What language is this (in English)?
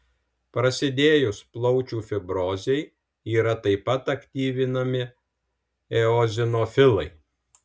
Lithuanian